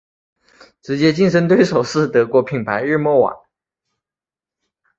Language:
Chinese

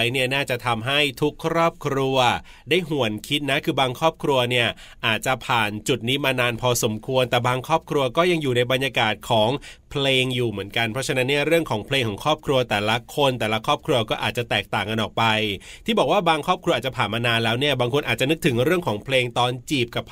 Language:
Thai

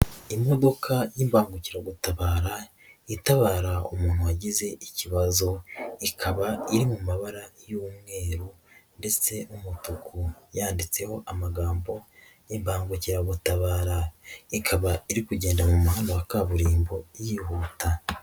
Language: Kinyarwanda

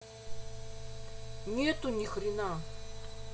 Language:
Russian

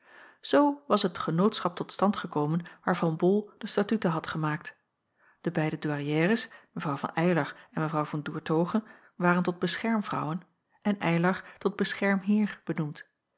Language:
Dutch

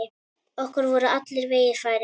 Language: Icelandic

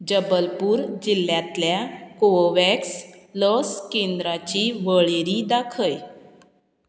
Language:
Konkani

